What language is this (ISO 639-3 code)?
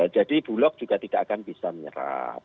ind